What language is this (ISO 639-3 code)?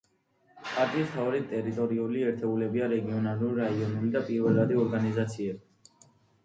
kat